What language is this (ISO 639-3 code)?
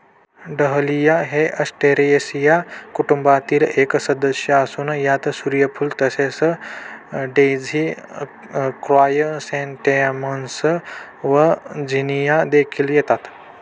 mar